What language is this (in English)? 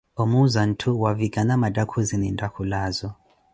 Koti